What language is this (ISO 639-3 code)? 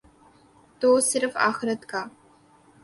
urd